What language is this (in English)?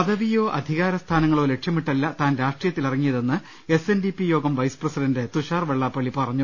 Malayalam